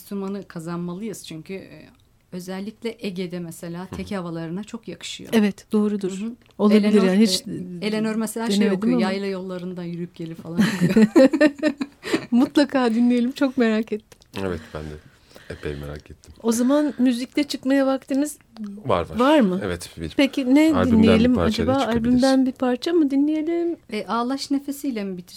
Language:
Turkish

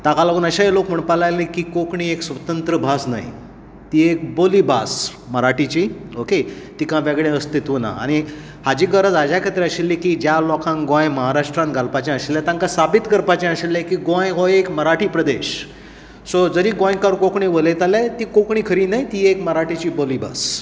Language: Konkani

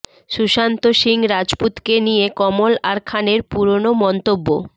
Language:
Bangla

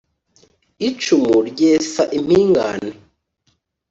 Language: Kinyarwanda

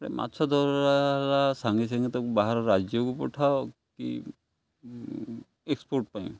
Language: Odia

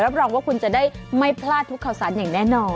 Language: Thai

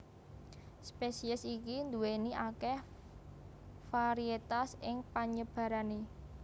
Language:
Javanese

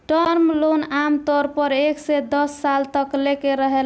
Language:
Bhojpuri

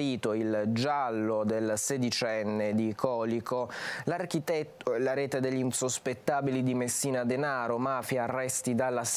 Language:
Italian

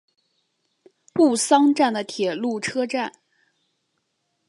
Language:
Chinese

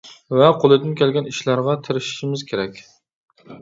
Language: Uyghur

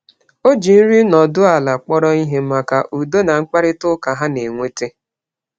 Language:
Igbo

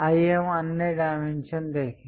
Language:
Hindi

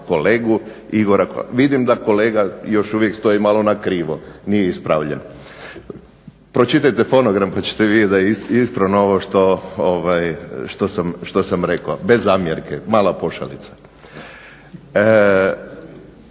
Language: Croatian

